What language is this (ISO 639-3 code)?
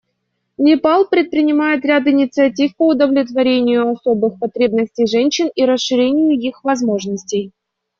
rus